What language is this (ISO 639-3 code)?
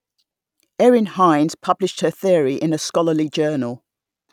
eng